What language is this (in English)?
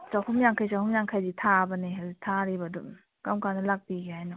Manipuri